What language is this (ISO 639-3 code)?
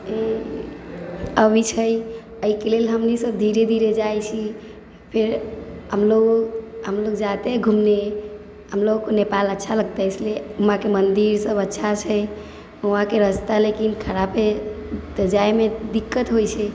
mai